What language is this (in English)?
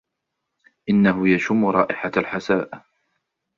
Arabic